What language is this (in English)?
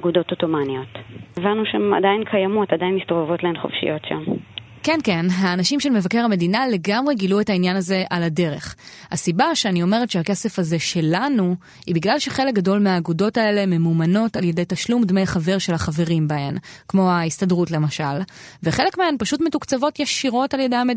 Hebrew